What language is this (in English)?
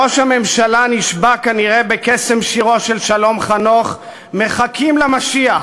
Hebrew